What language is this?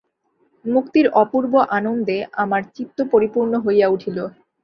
Bangla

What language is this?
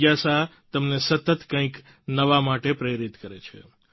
Gujarati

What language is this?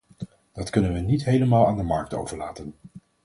Dutch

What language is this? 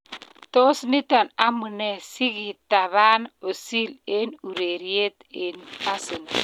Kalenjin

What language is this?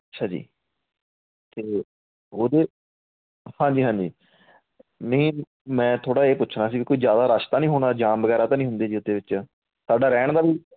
Punjabi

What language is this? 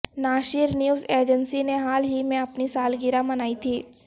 Urdu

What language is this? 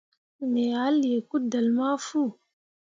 Mundang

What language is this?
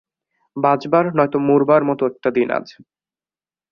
Bangla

